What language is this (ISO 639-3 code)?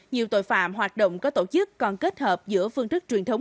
vie